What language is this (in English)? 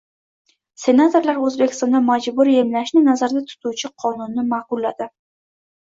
Uzbek